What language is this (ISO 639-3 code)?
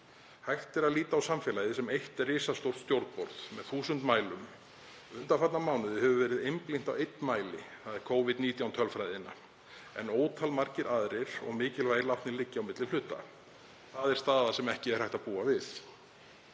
isl